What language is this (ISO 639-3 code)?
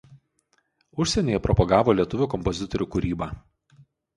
lit